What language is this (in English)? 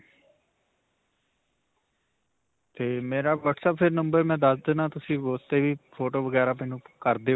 Punjabi